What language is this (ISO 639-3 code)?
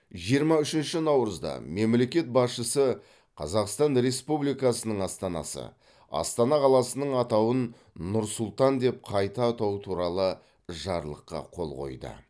kaz